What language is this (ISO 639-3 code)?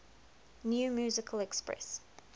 eng